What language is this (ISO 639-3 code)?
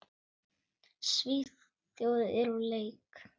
isl